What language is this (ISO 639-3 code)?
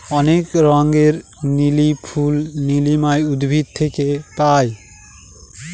ben